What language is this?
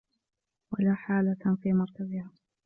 Arabic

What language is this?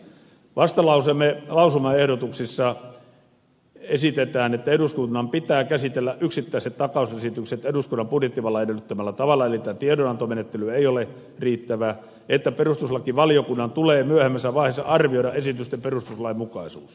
Finnish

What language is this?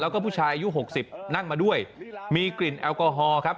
Thai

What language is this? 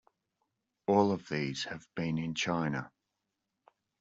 English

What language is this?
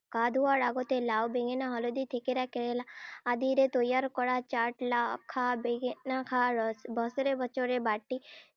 Assamese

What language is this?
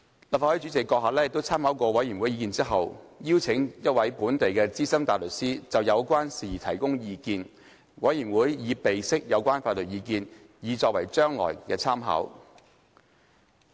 Cantonese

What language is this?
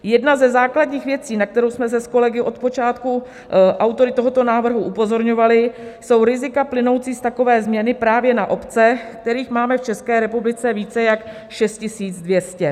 Czech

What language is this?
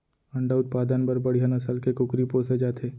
Chhattisgarhi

